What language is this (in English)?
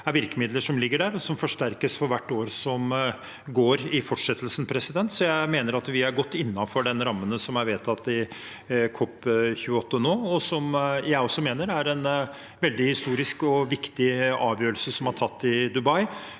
Norwegian